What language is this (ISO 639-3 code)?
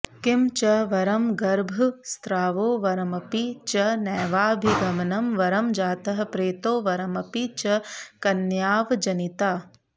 san